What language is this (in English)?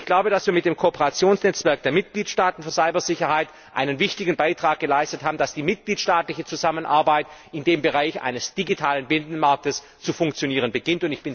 German